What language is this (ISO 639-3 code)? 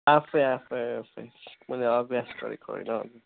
nep